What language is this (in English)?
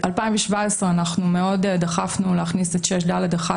Hebrew